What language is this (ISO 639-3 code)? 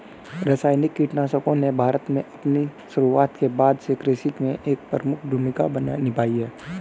hin